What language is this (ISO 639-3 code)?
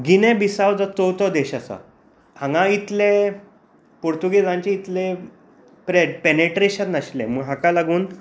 kok